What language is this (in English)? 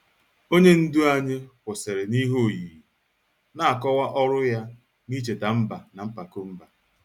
Igbo